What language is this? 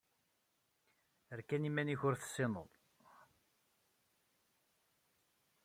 Kabyle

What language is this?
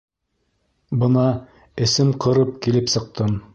Bashkir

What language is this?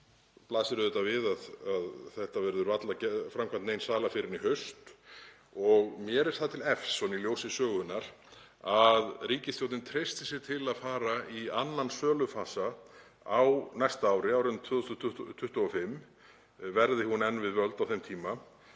Icelandic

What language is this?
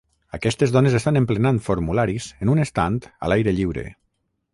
Catalan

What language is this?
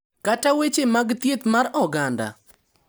Luo (Kenya and Tanzania)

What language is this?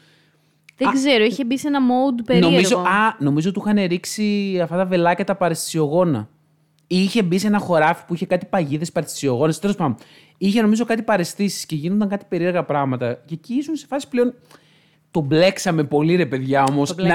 Greek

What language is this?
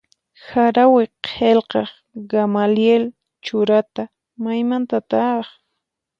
Puno Quechua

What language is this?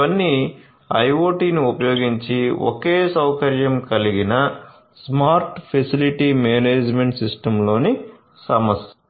Telugu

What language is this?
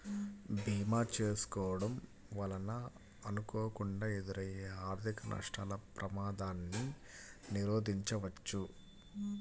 Telugu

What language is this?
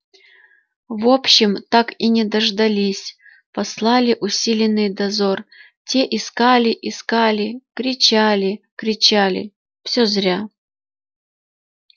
Russian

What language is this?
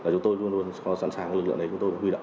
Vietnamese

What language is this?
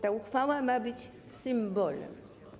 Polish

